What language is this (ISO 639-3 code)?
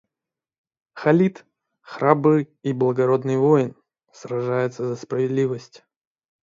rus